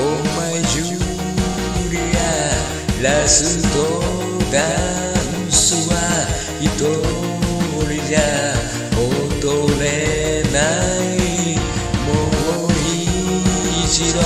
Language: Hungarian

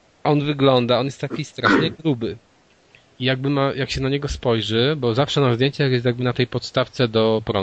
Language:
Polish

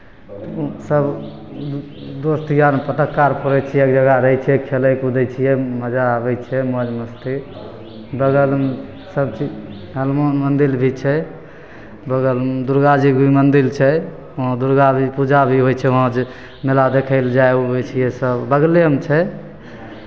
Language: Maithili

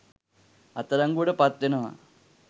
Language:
Sinhala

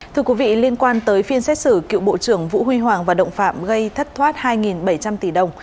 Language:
Vietnamese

